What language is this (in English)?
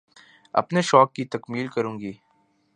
Urdu